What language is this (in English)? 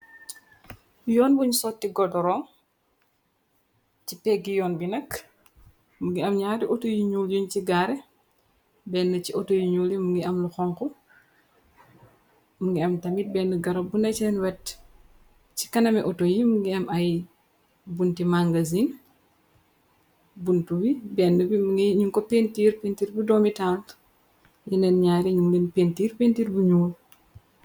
Wolof